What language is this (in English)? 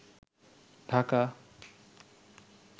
Bangla